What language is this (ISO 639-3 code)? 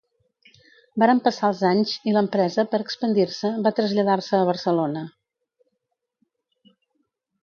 cat